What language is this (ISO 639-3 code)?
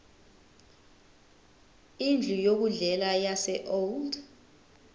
zul